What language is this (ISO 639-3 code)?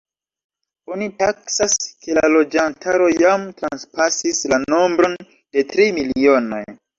epo